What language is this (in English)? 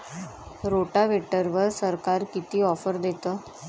Marathi